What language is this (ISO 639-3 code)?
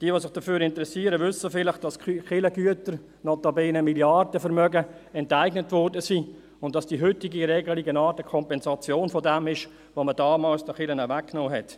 gsw